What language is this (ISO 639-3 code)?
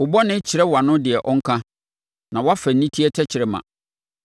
aka